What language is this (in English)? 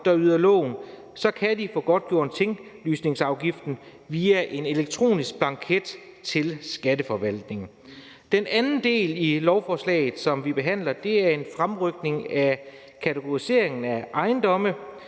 Danish